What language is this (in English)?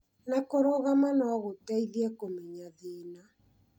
Kikuyu